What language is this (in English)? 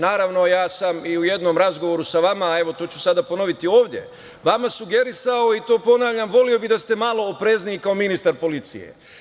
Serbian